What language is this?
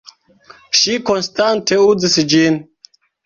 Esperanto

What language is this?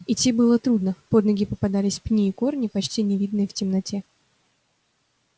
Russian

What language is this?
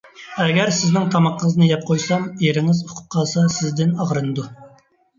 Uyghur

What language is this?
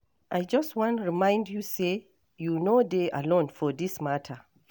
Nigerian Pidgin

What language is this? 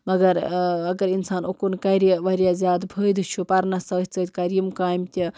Kashmiri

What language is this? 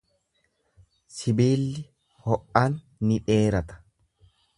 Oromo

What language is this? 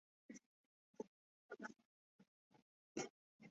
Chinese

